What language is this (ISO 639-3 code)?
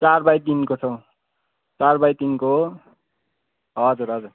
nep